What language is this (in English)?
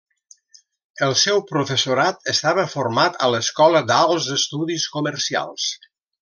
Catalan